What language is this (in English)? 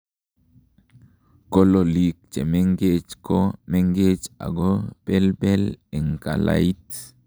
Kalenjin